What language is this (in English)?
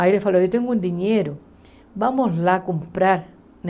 Portuguese